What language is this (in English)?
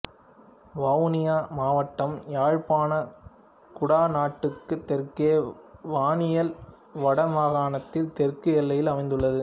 Tamil